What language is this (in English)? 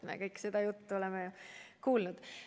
Estonian